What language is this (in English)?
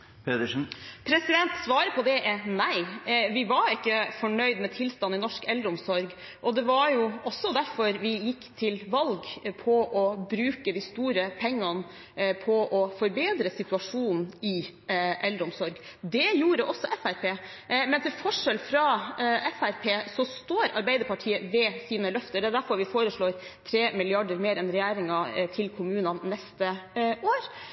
Norwegian